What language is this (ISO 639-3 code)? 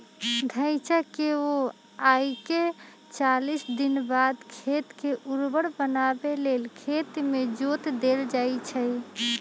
mag